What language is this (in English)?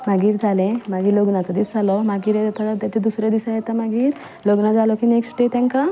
Konkani